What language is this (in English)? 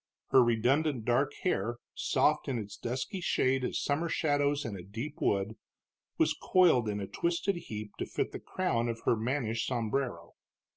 English